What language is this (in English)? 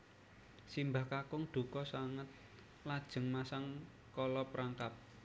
Javanese